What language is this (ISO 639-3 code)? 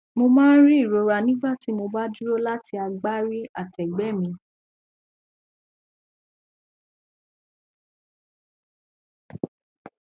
yor